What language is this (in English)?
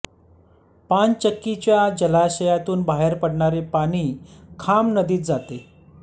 Marathi